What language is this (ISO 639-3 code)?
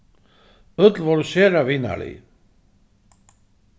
fao